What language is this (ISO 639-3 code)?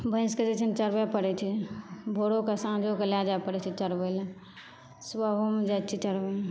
mai